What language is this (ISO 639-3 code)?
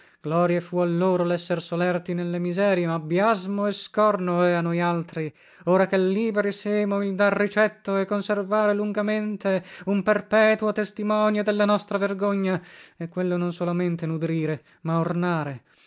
ita